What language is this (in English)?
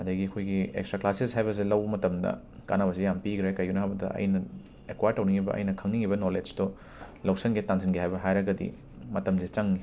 Manipuri